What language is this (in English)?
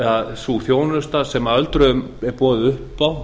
Icelandic